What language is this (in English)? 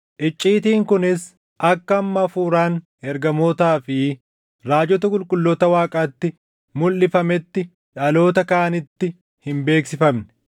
Oromo